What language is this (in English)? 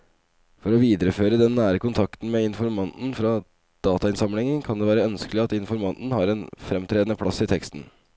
Norwegian